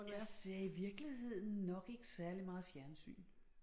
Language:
Danish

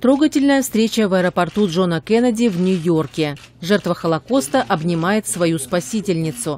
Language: Russian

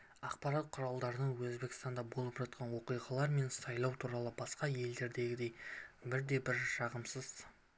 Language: Kazakh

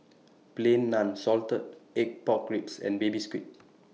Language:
English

